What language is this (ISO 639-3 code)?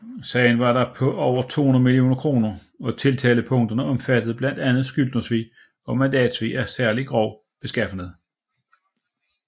dan